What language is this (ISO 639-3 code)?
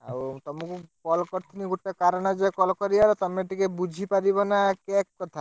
ori